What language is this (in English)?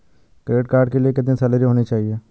Hindi